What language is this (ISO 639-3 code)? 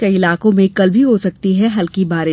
hin